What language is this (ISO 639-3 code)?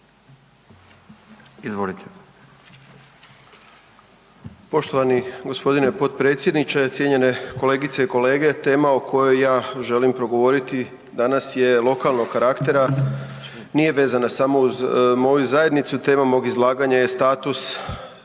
hrv